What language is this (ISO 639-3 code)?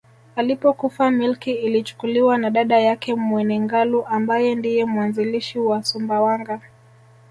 swa